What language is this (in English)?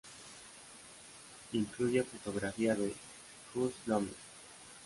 Spanish